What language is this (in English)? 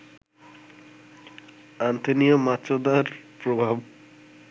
Bangla